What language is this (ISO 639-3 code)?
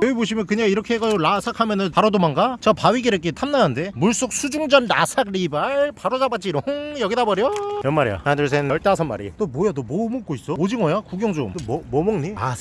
kor